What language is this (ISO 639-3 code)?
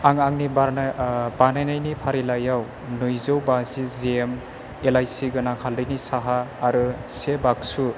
brx